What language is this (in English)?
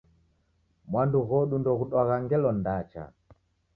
Taita